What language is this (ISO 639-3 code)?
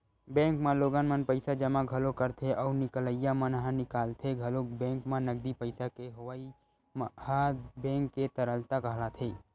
hne